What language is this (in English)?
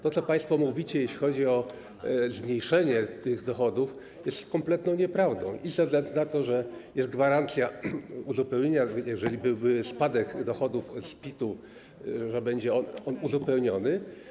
Polish